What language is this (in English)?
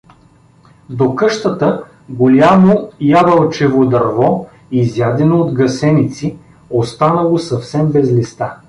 Bulgarian